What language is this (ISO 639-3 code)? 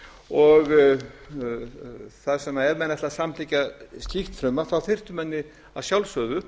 isl